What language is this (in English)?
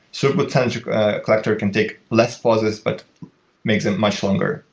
English